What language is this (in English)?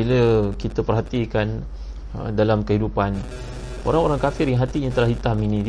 Malay